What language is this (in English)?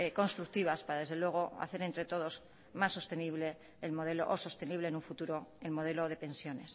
Spanish